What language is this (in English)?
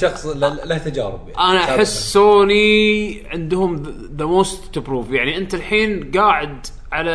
Arabic